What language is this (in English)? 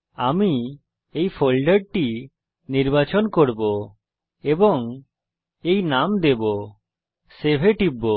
Bangla